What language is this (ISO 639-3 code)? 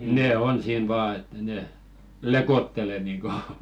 fin